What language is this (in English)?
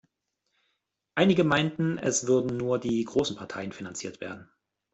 German